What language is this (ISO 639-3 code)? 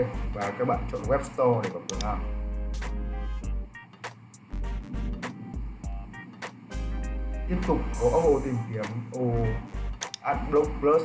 vie